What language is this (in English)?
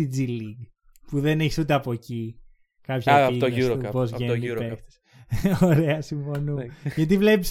Greek